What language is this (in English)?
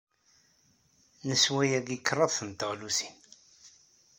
Kabyle